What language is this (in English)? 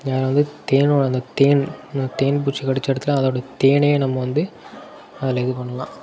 Tamil